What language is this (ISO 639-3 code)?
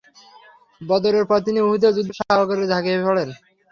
ben